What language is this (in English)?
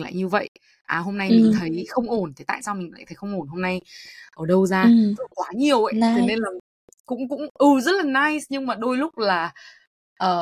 Vietnamese